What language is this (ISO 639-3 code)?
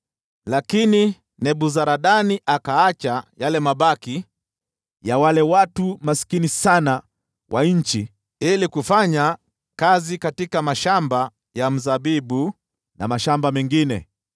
swa